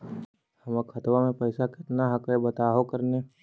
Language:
Magahi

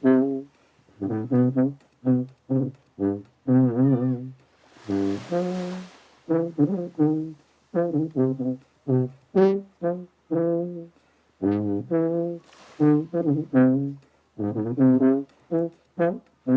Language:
Indonesian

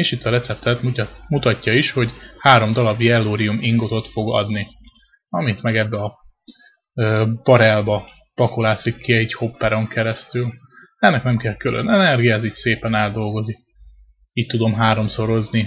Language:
Hungarian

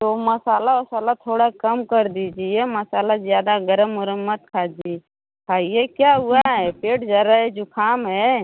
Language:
Hindi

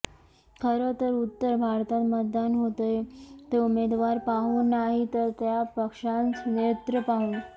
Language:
Marathi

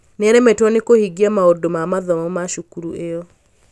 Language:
Kikuyu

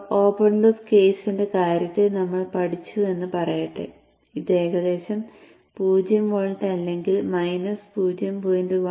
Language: Malayalam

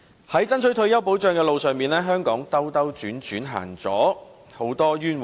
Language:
Cantonese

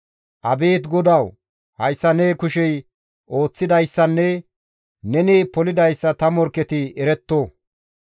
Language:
Gamo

